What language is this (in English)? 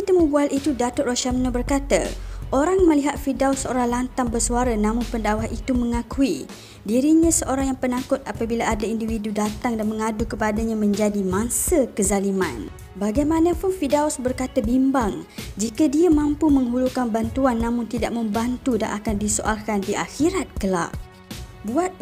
Malay